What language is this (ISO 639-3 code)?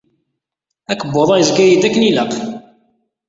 kab